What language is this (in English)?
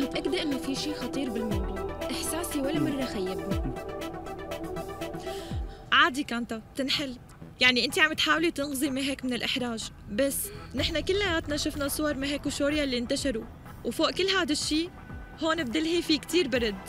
Arabic